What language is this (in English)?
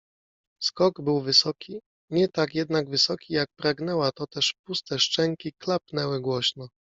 Polish